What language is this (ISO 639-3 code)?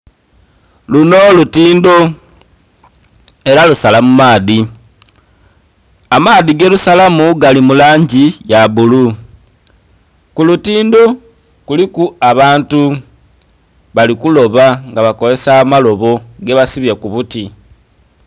xog